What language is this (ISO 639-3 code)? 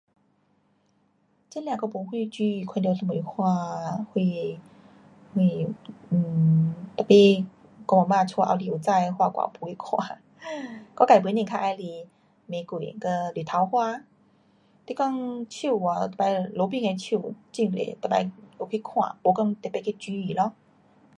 cpx